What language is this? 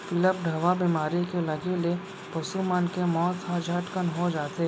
Chhattisgarhi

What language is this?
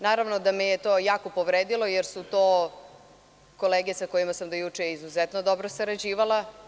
Serbian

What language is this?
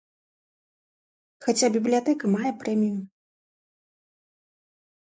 Belarusian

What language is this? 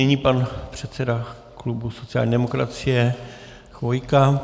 Czech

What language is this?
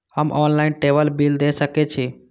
Maithili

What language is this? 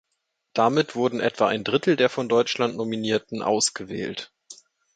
German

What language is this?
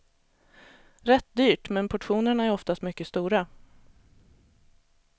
Swedish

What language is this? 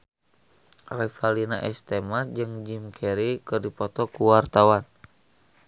Sundanese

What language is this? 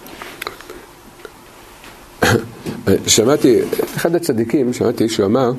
Hebrew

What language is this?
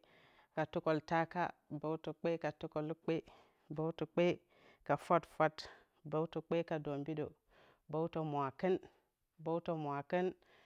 Bacama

